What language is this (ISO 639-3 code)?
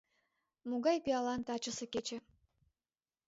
chm